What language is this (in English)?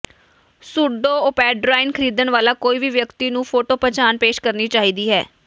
Punjabi